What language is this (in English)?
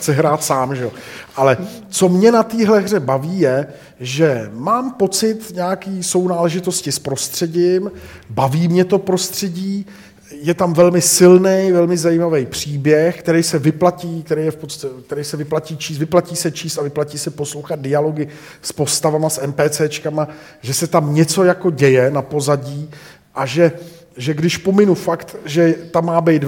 Czech